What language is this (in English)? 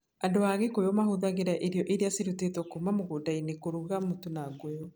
Kikuyu